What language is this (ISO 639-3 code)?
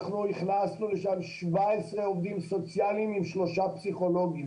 heb